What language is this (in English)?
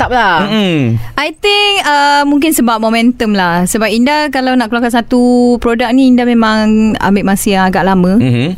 Malay